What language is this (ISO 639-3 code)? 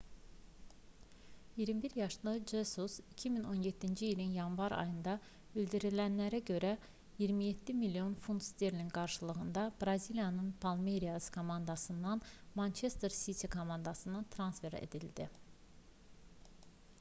aze